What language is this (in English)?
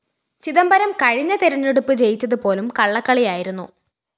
Malayalam